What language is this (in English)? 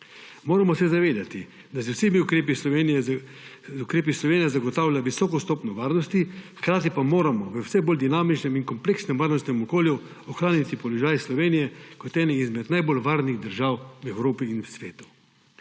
Slovenian